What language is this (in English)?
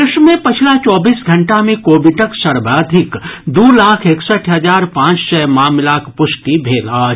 Maithili